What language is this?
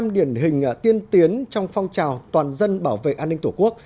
Vietnamese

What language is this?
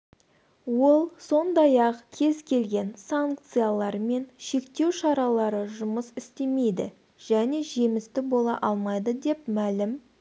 Kazakh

